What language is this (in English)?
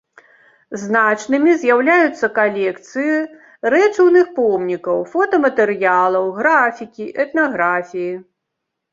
Belarusian